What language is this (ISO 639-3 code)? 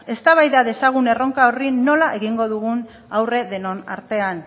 eus